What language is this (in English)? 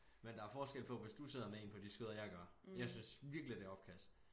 Danish